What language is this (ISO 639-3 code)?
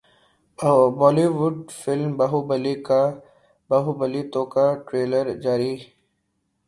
urd